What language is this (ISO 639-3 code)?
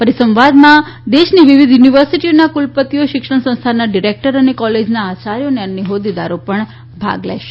guj